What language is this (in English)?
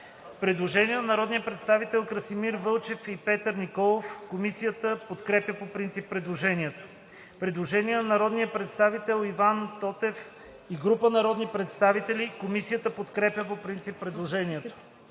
Bulgarian